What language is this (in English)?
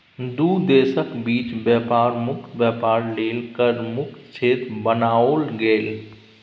Maithili